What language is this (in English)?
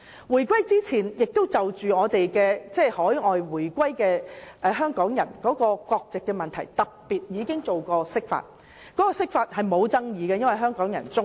Cantonese